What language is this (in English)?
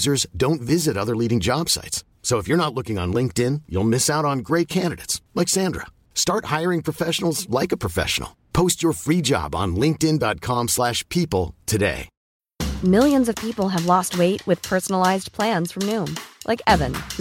Swedish